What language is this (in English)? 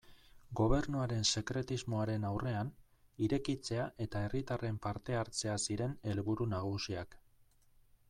Basque